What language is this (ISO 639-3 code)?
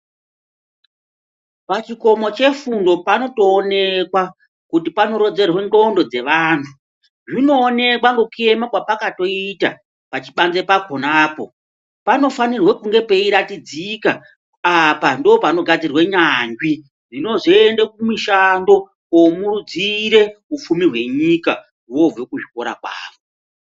ndc